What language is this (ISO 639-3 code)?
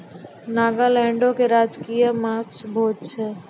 mai